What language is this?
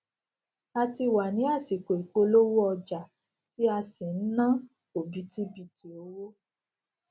Yoruba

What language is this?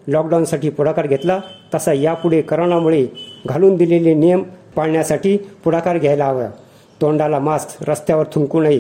Marathi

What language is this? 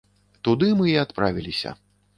Belarusian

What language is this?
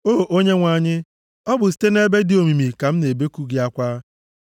Igbo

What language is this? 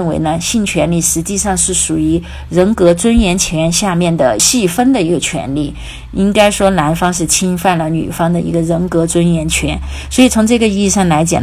Chinese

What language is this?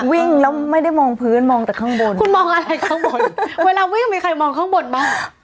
Thai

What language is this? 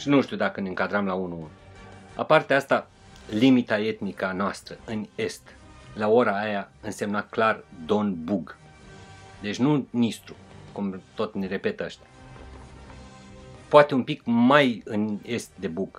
Romanian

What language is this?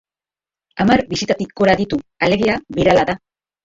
Basque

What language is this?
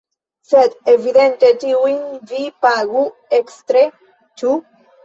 Esperanto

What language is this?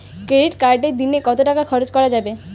Bangla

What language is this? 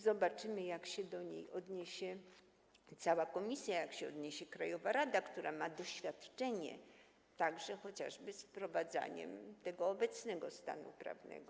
Polish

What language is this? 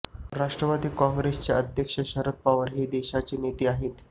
Marathi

